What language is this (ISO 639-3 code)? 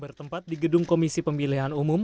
ind